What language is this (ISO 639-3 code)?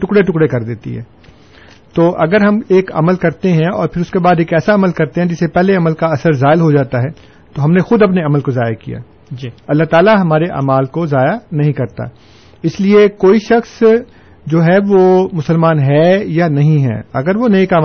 urd